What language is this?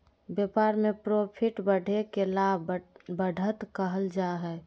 Magahi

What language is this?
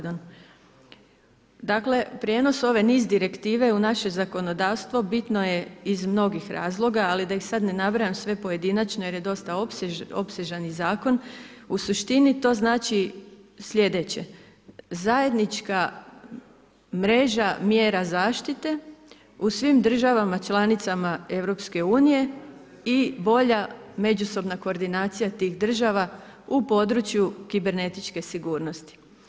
Croatian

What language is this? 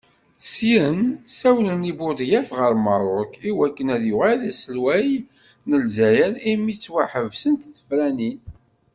Kabyle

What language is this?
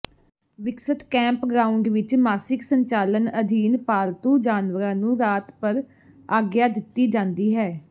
Punjabi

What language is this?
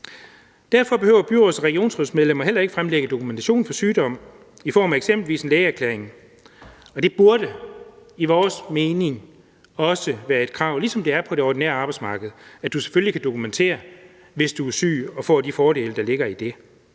Danish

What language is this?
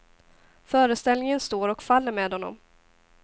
Swedish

